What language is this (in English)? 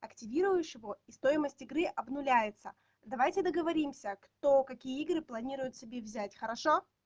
Russian